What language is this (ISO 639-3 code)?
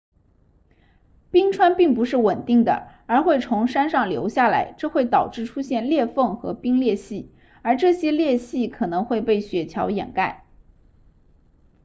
zho